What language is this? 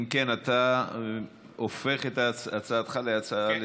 Hebrew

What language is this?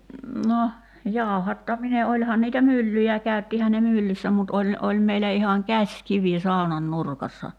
Finnish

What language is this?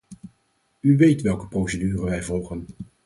Dutch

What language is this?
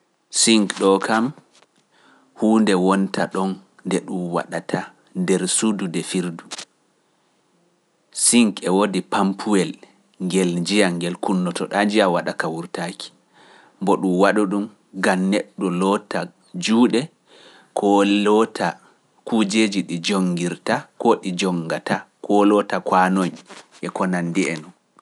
Pular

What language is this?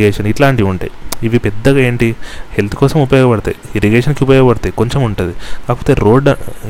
Telugu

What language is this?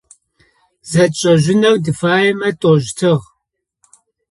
Adyghe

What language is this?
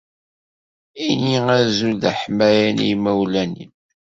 Kabyle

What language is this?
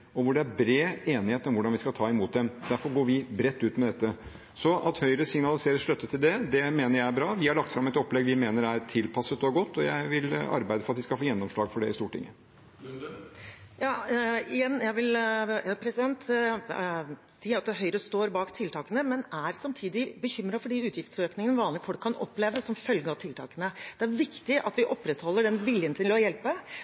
Norwegian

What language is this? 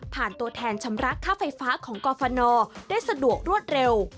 Thai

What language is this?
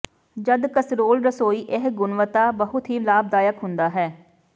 Punjabi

